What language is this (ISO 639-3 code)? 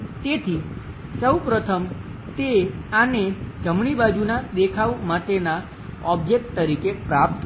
guj